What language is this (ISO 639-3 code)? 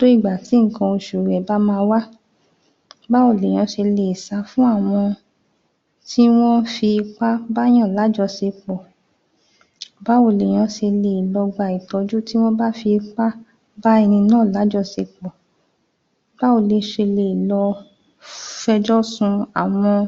yor